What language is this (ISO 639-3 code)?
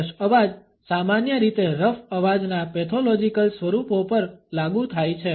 guj